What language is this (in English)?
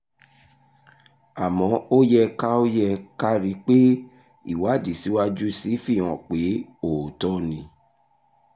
Yoruba